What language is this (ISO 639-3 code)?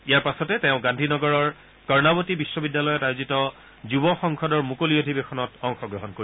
asm